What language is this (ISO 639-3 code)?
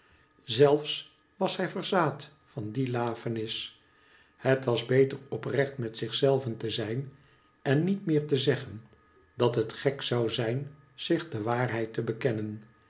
nld